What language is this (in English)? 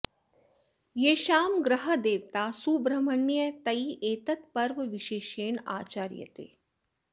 Sanskrit